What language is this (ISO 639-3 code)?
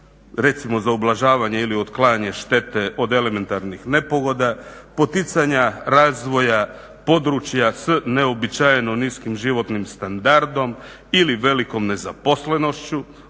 hrv